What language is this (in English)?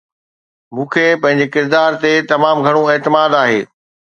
Sindhi